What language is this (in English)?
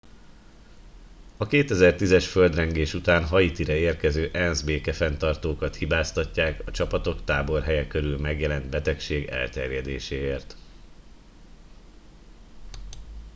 Hungarian